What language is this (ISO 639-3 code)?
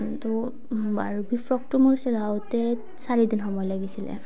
asm